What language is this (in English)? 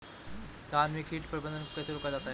Hindi